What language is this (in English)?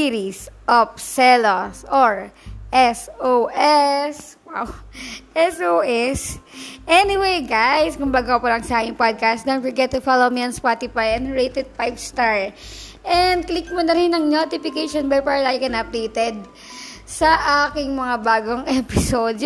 Filipino